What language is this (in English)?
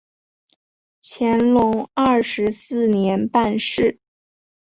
Chinese